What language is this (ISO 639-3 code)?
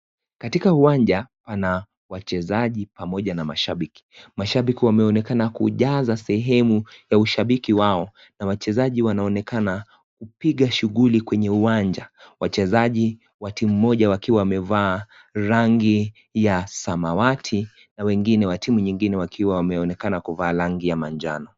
swa